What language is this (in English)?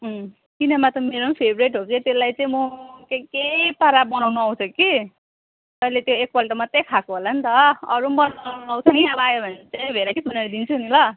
Nepali